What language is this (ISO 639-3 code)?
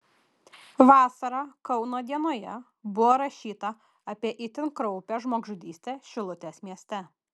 lit